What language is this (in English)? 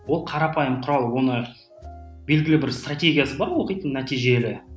Kazakh